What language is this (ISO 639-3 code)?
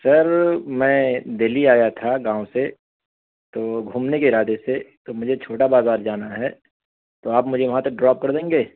urd